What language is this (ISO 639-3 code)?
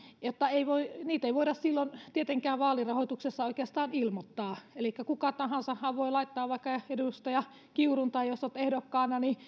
fin